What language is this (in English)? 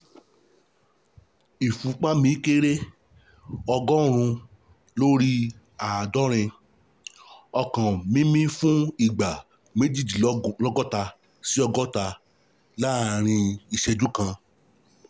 Yoruba